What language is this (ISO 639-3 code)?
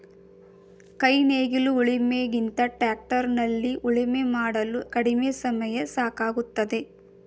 kan